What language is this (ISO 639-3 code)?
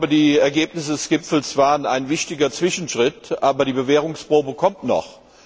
deu